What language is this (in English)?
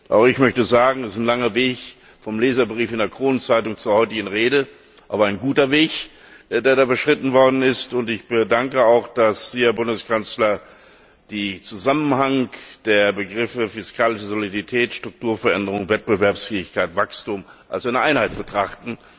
German